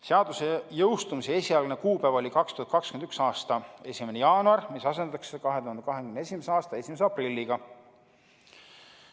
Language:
Estonian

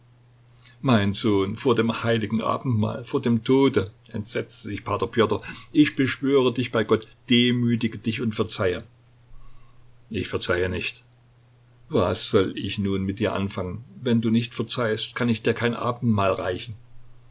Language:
German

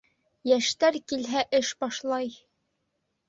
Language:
Bashkir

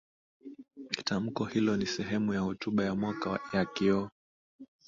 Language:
Swahili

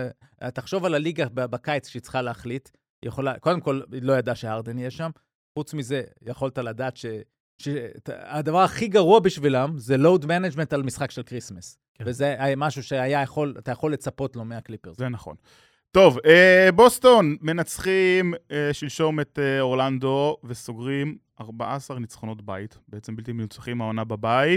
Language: Hebrew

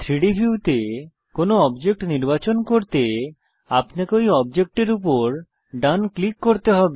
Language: Bangla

